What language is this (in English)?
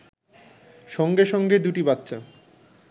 Bangla